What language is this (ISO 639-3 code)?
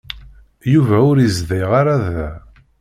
kab